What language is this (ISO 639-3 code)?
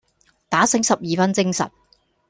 yue